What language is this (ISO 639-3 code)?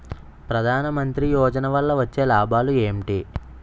tel